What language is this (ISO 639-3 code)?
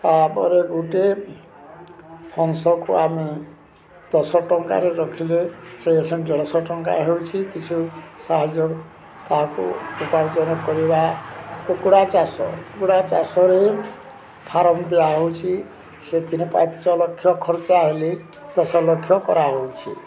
ori